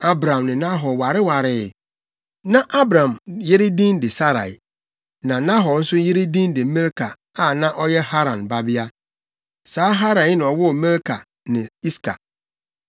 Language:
Akan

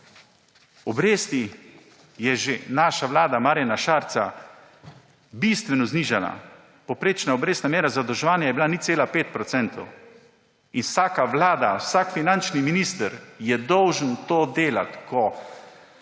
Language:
Slovenian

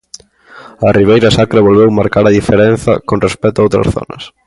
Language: Galician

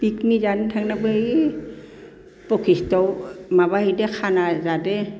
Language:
Bodo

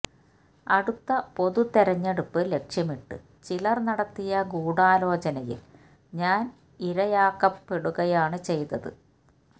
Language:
Malayalam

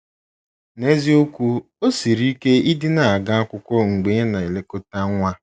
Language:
Igbo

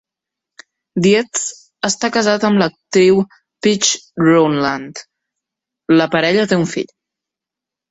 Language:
Catalan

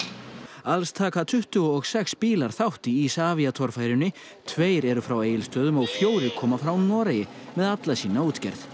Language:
Icelandic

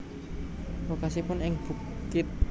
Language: Javanese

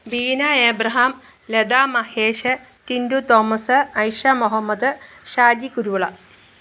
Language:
Malayalam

